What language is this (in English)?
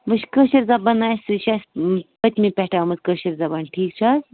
Kashmiri